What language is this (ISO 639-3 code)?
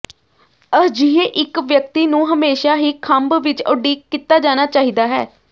pan